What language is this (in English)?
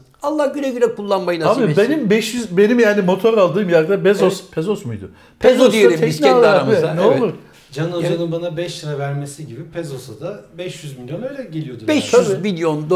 Turkish